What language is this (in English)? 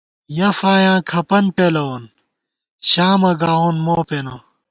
Gawar-Bati